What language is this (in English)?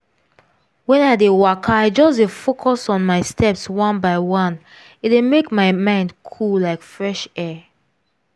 Nigerian Pidgin